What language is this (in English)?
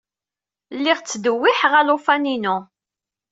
Kabyle